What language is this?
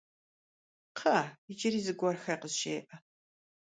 Kabardian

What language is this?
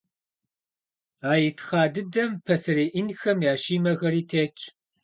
Kabardian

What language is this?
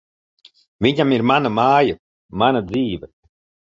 Latvian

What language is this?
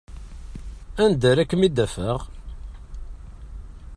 Kabyle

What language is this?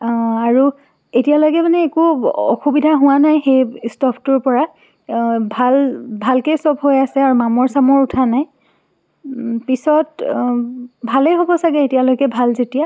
Assamese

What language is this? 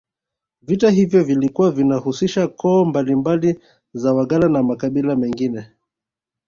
Swahili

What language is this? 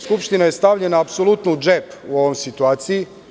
Serbian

